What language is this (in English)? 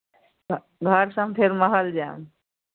Maithili